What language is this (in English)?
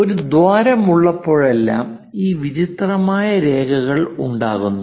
Malayalam